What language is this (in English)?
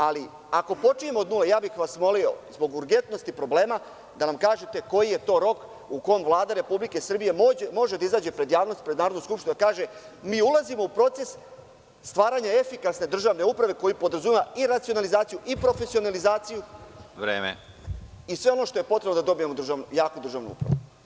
Serbian